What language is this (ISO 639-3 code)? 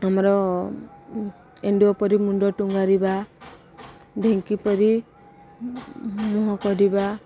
ori